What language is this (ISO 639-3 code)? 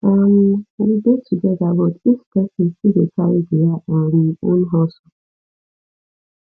pcm